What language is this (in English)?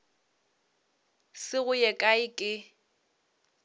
Northern Sotho